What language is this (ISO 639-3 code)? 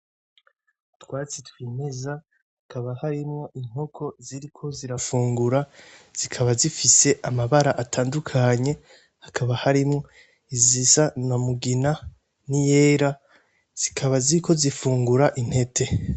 run